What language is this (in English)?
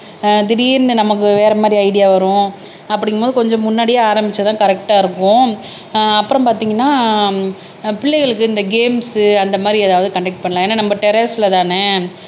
Tamil